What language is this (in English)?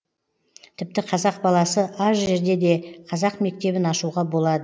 Kazakh